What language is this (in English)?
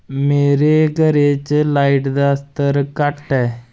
Dogri